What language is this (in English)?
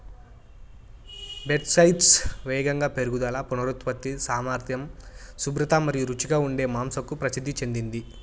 Telugu